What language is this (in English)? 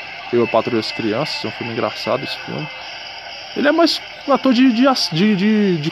Portuguese